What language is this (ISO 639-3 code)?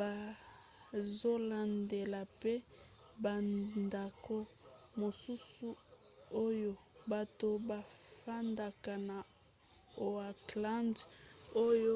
lin